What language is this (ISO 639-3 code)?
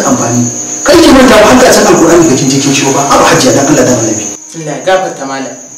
ind